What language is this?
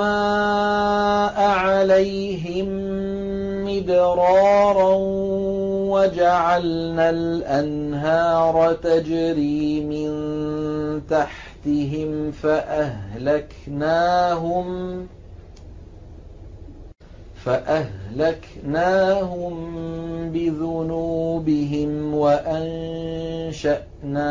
Arabic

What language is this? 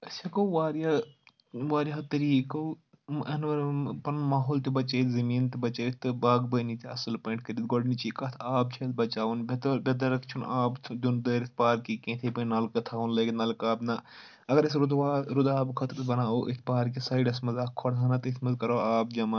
Kashmiri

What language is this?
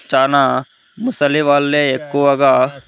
Telugu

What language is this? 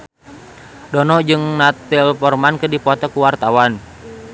Sundanese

